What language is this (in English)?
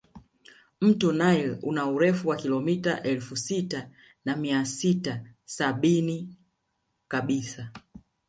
Swahili